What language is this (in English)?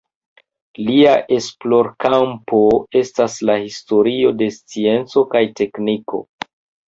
Esperanto